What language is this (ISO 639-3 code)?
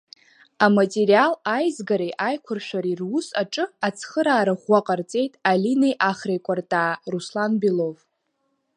abk